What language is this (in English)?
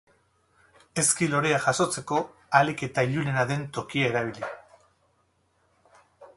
Basque